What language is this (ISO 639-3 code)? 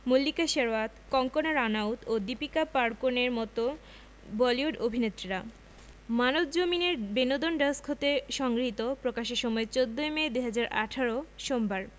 ben